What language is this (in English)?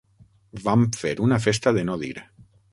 Catalan